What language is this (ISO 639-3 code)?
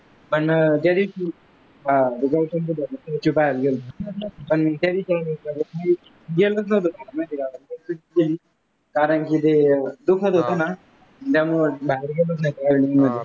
mar